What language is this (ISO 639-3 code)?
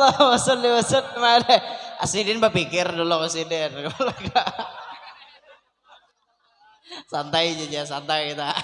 ind